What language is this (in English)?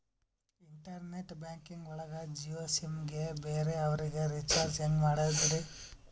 Kannada